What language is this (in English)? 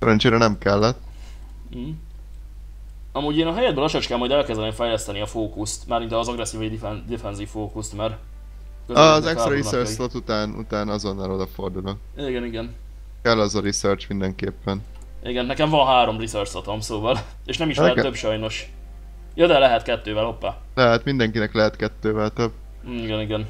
Hungarian